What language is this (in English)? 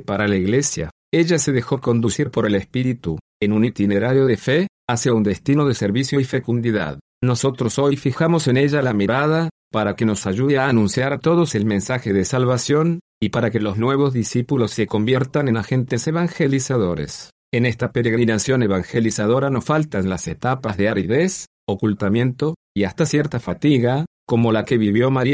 Spanish